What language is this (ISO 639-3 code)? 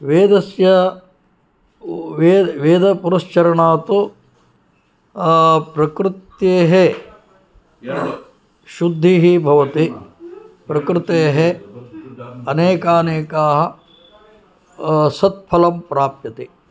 san